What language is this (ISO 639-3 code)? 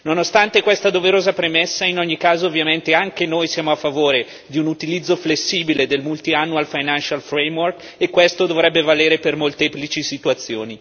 ita